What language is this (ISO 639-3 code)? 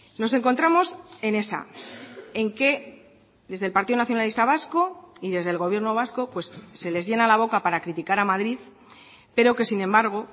spa